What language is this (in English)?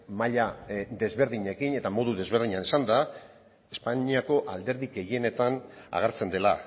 Basque